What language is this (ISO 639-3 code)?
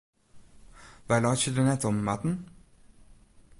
fry